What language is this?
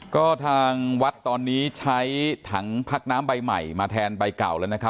Thai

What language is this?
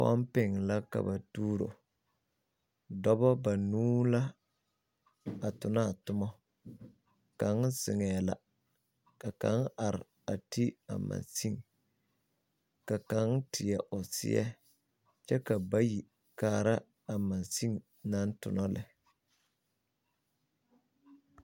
Southern Dagaare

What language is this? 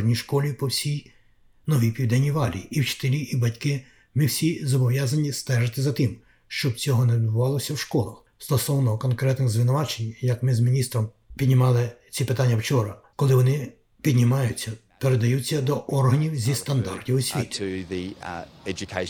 Ukrainian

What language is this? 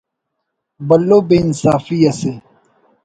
Brahui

